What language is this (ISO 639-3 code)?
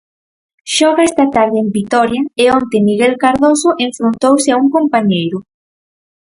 glg